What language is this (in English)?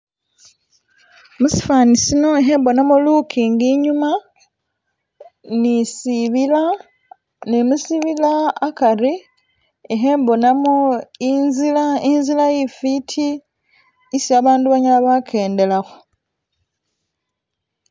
Masaaba